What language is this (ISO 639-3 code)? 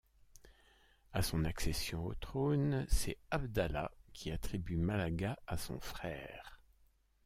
fra